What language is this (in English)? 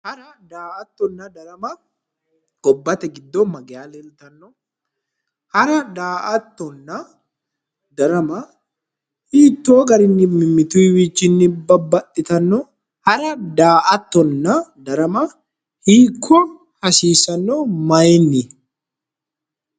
Sidamo